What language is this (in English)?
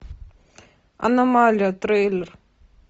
Russian